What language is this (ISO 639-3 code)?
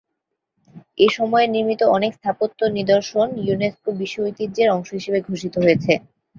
ben